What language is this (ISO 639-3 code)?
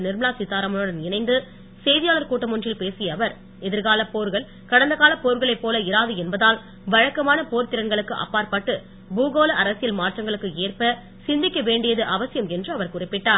tam